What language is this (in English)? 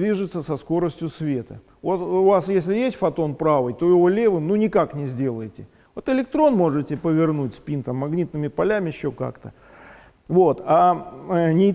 Russian